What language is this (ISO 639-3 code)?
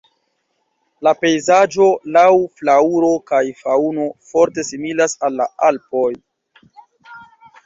epo